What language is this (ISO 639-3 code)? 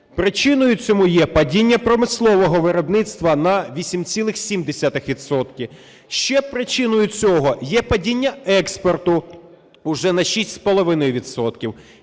ukr